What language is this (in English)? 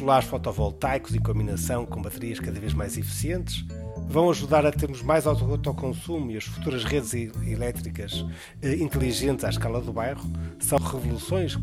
Portuguese